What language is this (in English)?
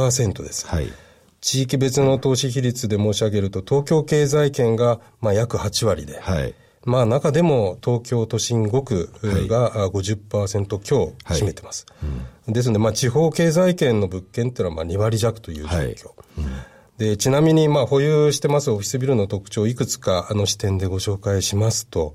Japanese